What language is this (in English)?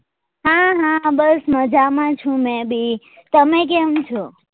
Gujarati